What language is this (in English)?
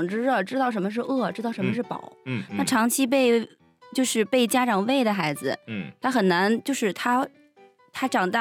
Chinese